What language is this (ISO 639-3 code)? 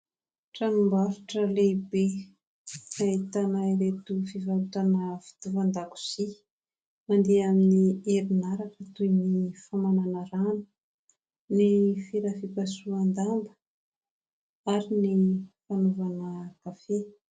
mlg